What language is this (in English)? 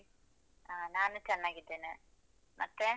Kannada